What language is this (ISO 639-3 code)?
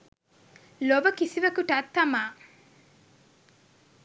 sin